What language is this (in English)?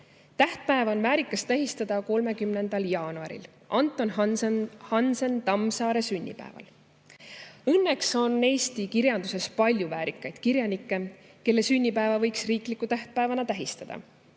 Estonian